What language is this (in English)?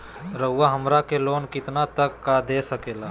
Magahi